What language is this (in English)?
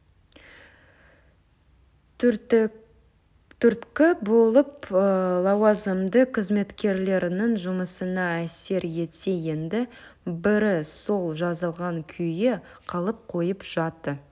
Kazakh